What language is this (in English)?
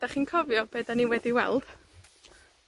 Welsh